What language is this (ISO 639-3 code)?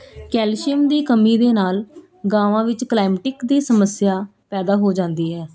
pan